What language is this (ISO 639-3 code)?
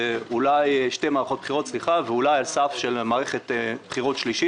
heb